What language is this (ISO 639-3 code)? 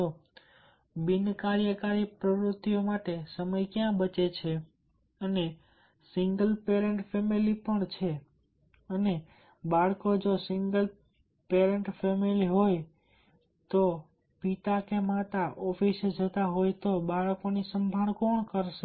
guj